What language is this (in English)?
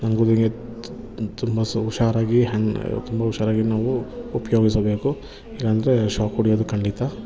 Kannada